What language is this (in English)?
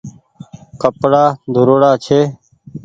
Goaria